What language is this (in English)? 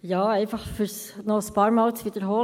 Swiss German